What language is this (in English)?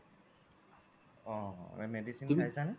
Assamese